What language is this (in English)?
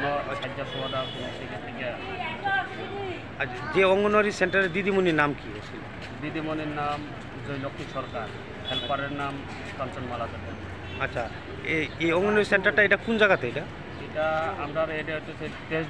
Thai